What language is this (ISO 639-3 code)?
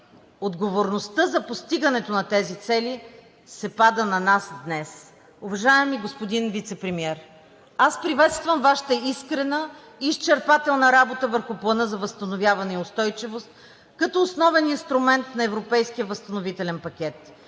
bul